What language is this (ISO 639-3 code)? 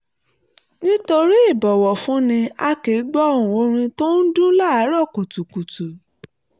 yor